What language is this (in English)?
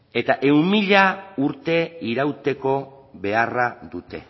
Basque